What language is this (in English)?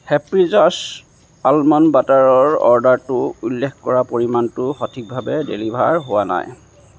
Assamese